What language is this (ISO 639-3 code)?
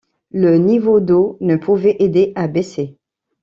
fra